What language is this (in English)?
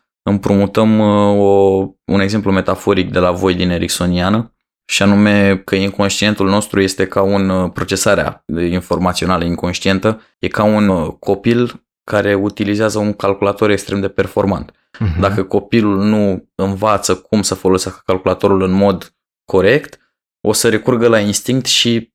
Romanian